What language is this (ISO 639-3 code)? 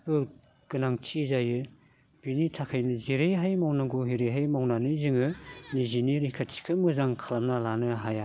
brx